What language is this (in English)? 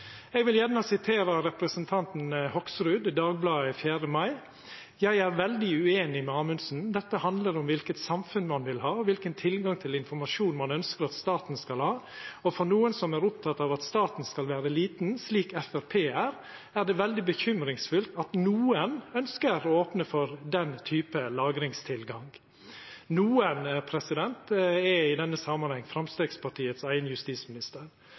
Norwegian Nynorsk